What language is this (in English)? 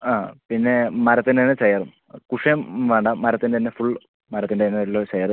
Malayalam